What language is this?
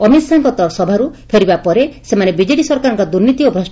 Odia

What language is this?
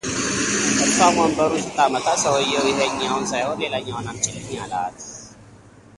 Amharic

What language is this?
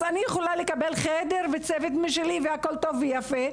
Hebrew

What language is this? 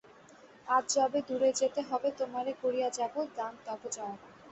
Bangla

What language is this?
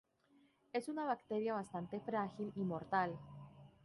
Spanish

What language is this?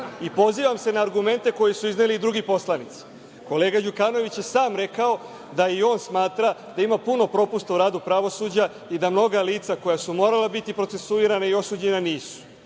Serbian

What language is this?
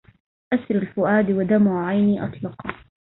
Arabic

